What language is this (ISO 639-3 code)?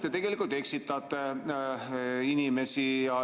est